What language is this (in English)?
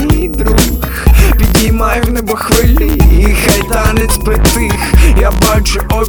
Ukrainian